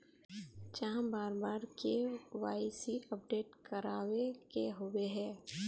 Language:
Magahi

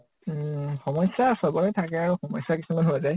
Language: Assamese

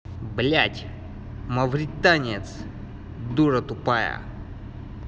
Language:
Russian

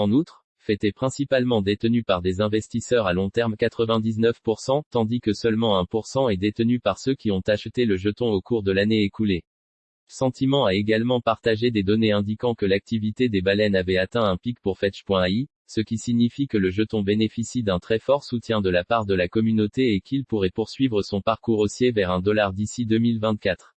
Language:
French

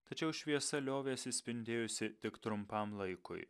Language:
Lithuanian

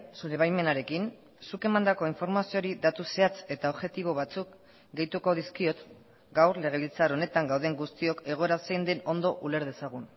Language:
Basque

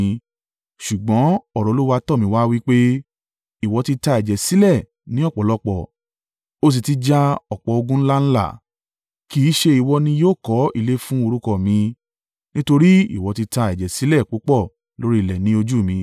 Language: Yoruba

